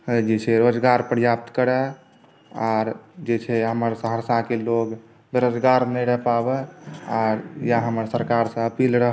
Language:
Maithili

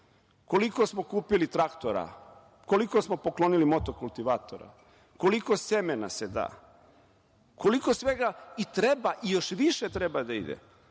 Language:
Serbian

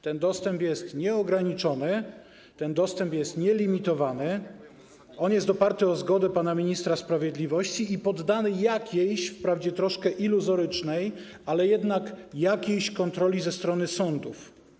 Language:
Polish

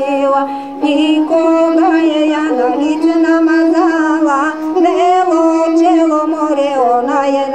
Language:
Romanian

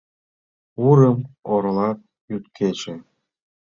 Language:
Mari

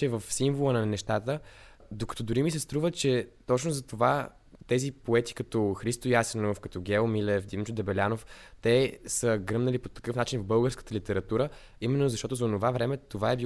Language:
Bulgarian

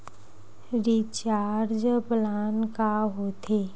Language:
Chhattisgarhi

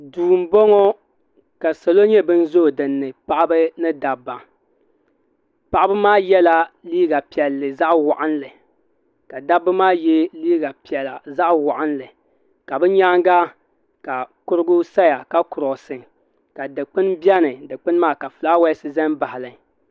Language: Dagbani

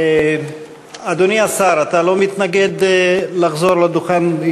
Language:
Hebrew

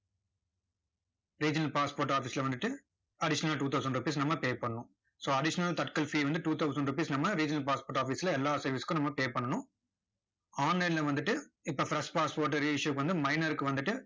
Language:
Tamil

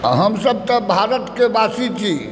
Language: Maithili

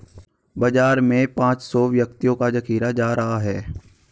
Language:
Hindi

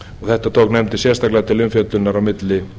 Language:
Icelandic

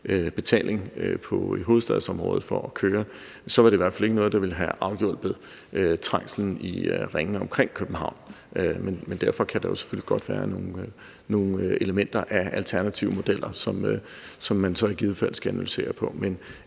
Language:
Danish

